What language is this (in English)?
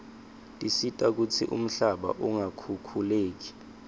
Swati